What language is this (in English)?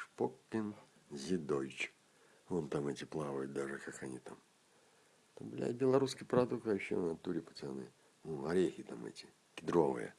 Russian